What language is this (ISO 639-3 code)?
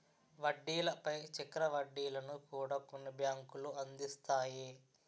tel